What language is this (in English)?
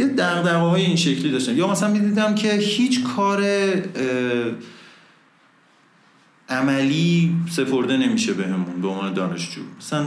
Persian